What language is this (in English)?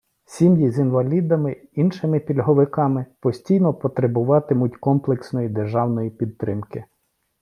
Ukrainian